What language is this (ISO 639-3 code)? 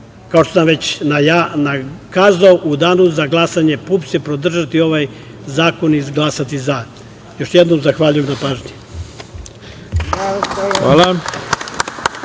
srp